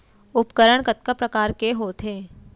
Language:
Chhattisgarhi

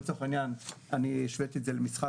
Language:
Hebrew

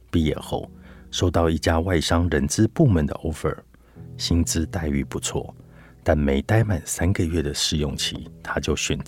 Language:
Chinese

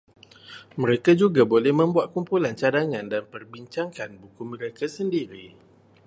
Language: Malay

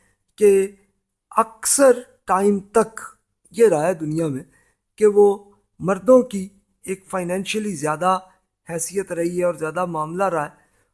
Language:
Urdu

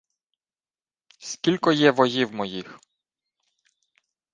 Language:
Ukrainian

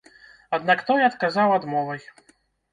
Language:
Belarusian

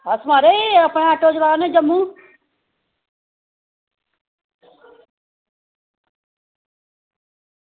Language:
Dogri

